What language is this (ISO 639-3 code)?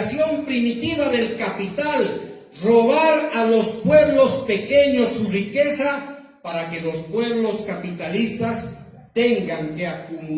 spa